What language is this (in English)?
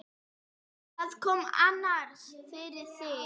Icelandic